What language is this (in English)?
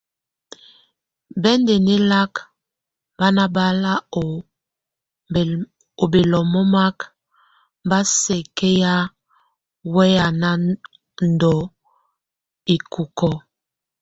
Tunen